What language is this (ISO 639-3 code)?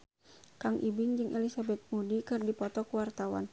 sun